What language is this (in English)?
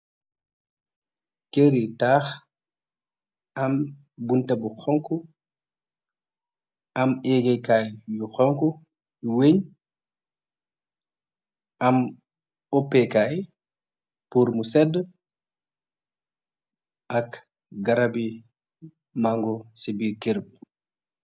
Wolof